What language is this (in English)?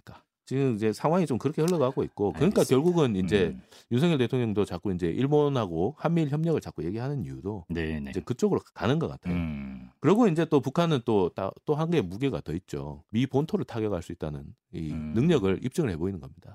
Korean